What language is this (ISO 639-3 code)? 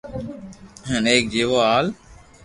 lrk